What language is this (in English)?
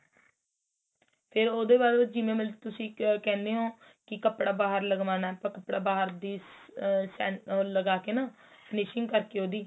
Punjabi